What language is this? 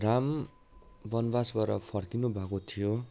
Nepali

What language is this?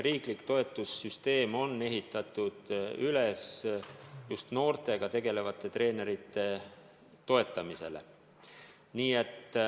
Estonian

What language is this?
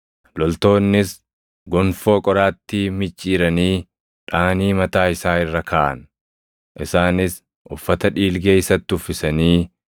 Oromo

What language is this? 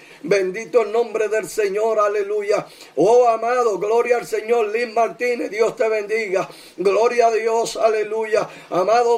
Spanish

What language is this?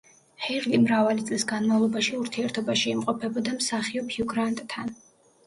Georgian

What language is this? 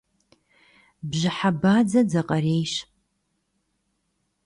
Kabardian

